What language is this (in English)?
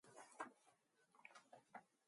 Mongolian